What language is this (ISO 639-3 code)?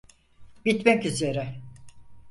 tur